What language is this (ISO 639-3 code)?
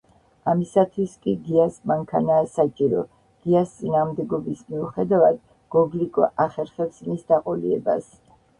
kat